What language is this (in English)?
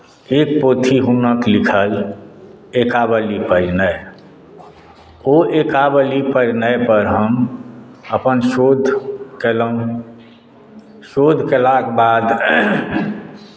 Maithili